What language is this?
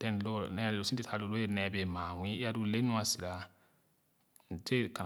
Khana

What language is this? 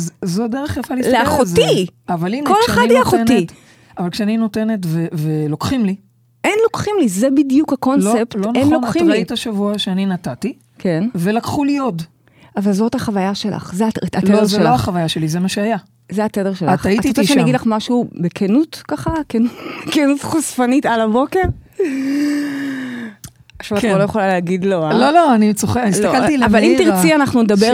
Hebrew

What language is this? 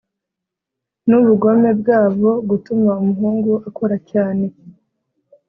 Kinyarwanda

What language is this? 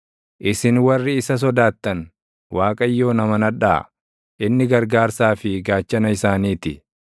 Oromo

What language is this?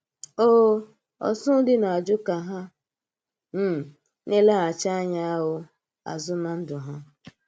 Igbo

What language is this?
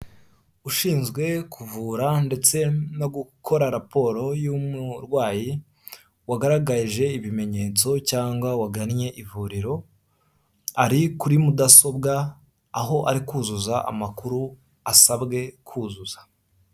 Kinyarwanda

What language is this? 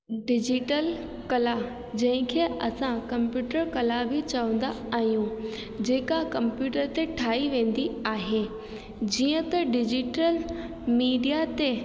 Sindhi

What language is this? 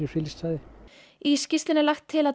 Icelandic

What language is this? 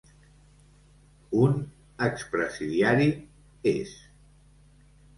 Catalan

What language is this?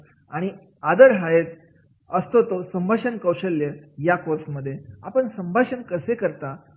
Marathi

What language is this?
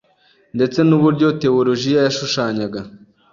Kinyarwanda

